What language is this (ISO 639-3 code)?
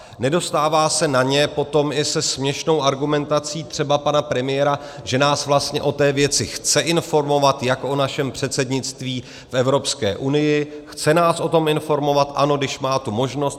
ces